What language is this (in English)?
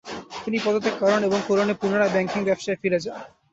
Bangla